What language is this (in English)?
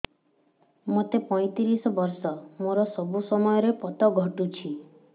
Odia